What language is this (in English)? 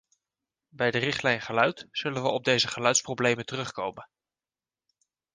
Dutch